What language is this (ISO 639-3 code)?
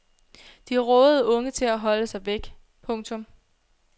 dan